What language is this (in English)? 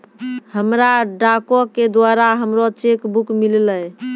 Maithili